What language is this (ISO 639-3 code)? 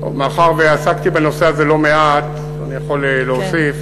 heb